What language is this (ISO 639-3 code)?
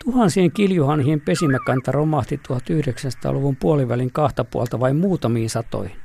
fin